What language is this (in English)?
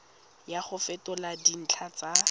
Tswana